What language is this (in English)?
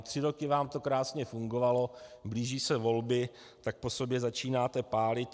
Czech